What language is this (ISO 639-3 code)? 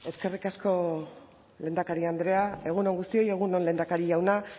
eus